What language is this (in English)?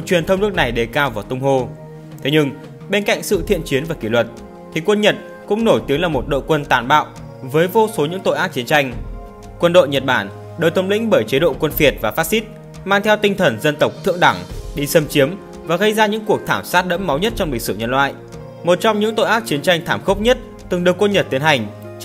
Vietnamese